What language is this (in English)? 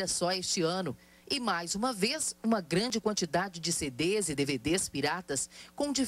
Portuguese